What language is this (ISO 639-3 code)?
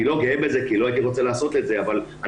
heb